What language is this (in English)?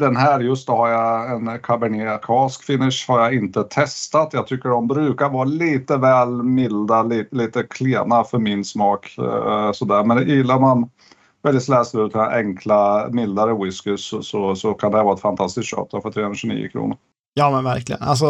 Swedish